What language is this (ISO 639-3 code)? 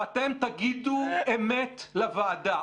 heb